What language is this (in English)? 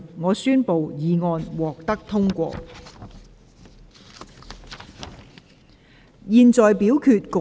Cantonese